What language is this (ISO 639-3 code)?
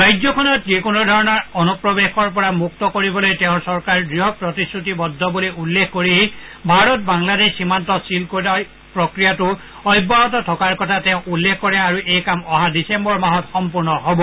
asm